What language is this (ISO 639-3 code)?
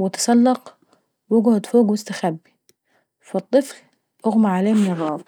aec